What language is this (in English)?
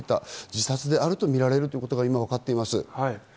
Japanese